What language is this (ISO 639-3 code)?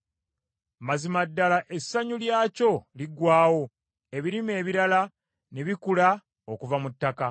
lug